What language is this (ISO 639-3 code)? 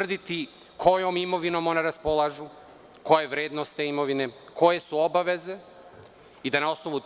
srp